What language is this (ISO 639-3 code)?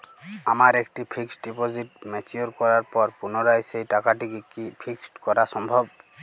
ben